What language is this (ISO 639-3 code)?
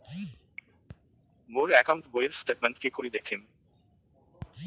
ben